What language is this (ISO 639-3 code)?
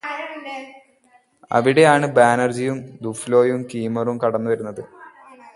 mal